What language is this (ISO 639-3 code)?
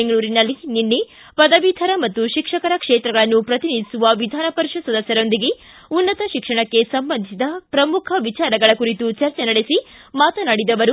kan